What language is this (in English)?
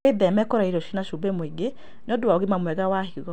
Kikuyu